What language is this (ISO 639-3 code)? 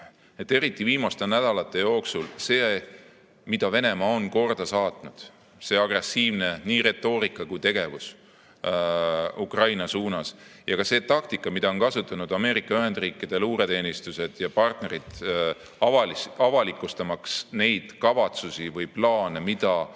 est